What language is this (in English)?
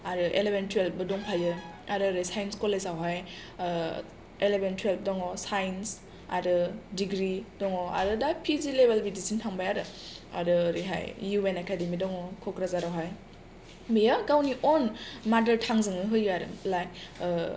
Bodo